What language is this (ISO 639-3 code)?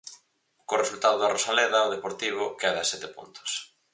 glg